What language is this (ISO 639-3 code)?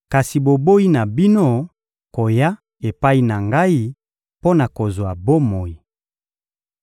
lin